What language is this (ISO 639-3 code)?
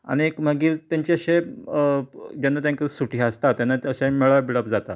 kok